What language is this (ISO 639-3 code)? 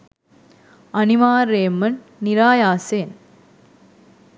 sin